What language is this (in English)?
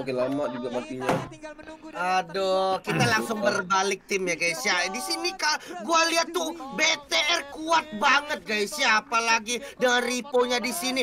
Indonesian